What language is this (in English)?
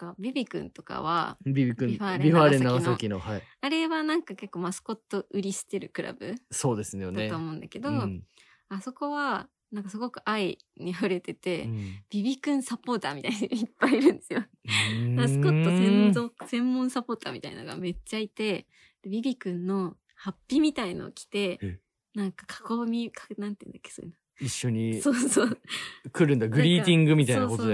Japanese